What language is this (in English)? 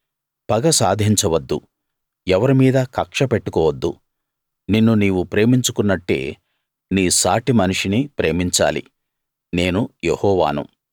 Telugu